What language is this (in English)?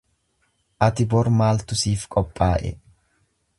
Oromo